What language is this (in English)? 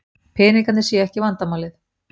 Icelandic